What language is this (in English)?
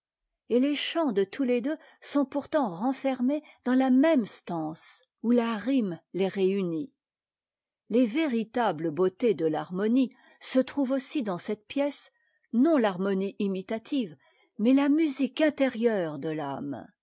French